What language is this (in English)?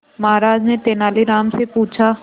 Hindi